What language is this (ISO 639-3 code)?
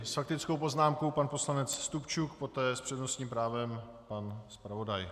ces